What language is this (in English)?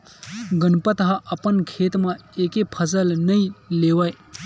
Chhattisgarhi